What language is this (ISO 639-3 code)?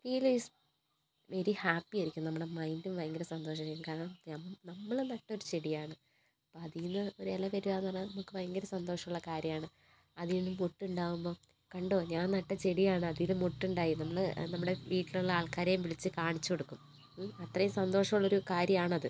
mal